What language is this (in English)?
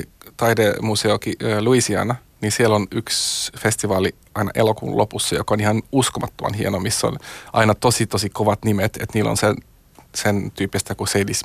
Finnish